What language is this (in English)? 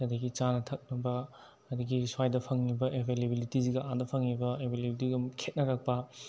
Manipuri